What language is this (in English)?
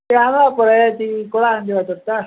Odia